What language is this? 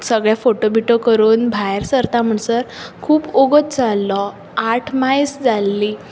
Konkani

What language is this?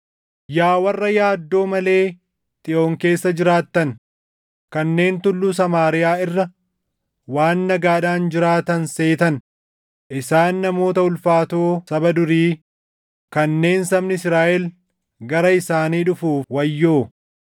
Oromo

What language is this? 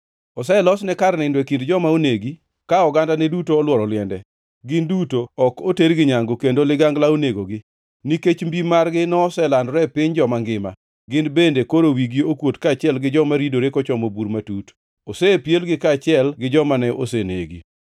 Luo (Kenya and Tanzania)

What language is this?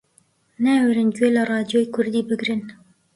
Central Kurdish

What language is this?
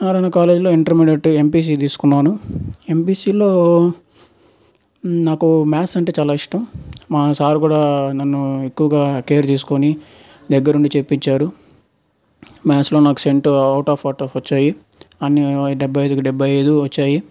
Telugu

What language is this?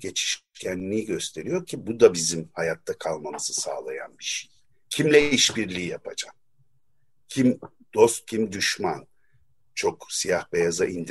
Turkish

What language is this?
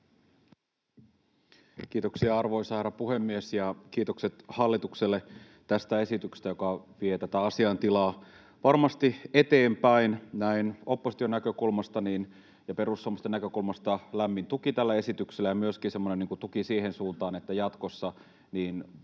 Finnish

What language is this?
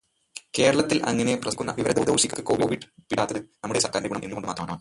Malayalam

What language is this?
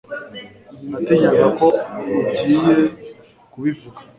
Kinyarwanda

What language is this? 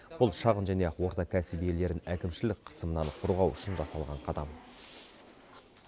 Kazakh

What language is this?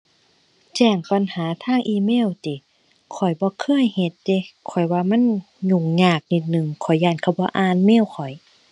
Thai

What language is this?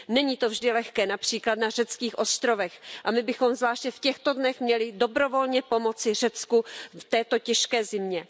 Czech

